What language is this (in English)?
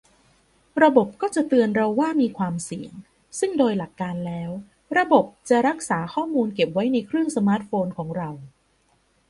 Thai